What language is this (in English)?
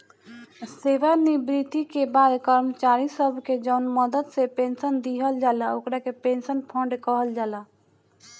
Bhojpuri